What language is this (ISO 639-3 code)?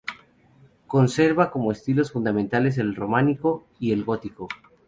spa